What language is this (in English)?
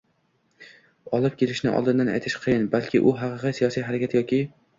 Uzbek